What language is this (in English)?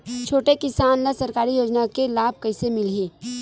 Chhattisgarhi